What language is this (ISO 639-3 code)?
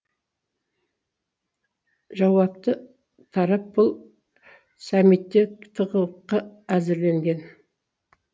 kaz